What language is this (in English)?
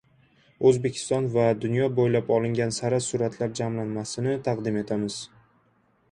Uzbek